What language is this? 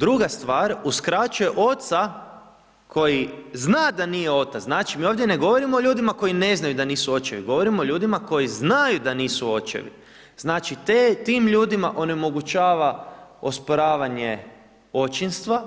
Croatian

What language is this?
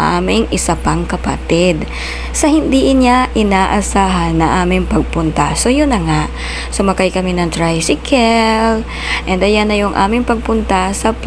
Filipino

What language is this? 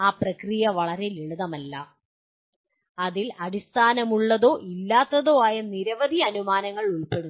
Malayalam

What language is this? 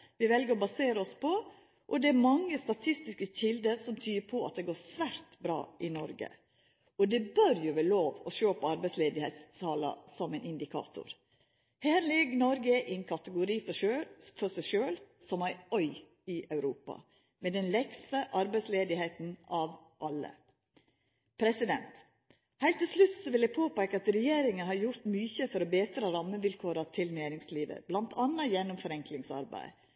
Norwegian Nynorsk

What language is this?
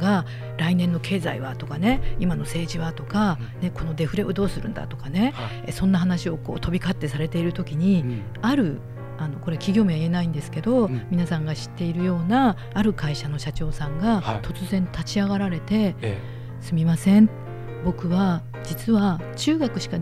Japanese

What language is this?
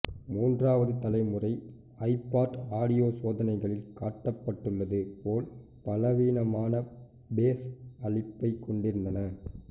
Tamil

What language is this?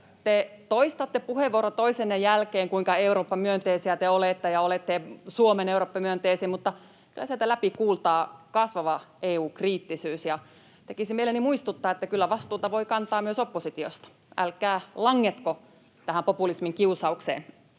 Finnish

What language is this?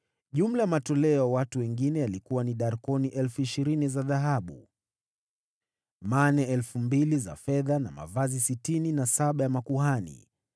Swahili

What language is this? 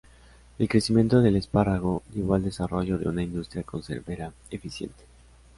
Spanish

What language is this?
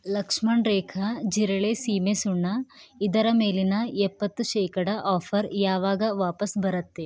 Kannada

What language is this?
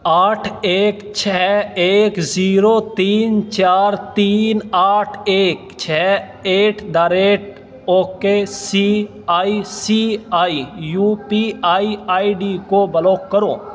Urdu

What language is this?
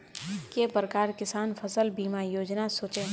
Magahi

